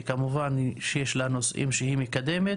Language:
Hebrew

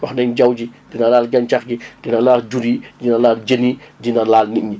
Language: Wolof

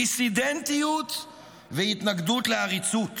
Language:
Hebrew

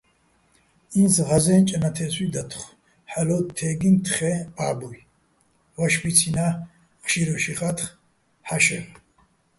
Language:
Bats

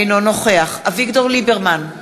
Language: Hebrew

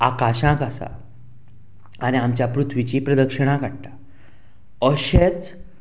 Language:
Konkani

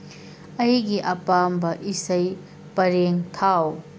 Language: Manipuri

